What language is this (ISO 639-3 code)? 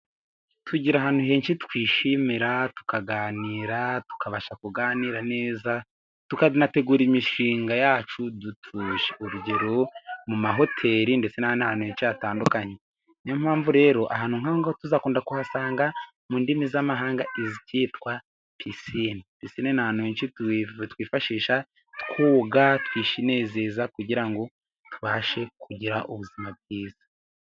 kin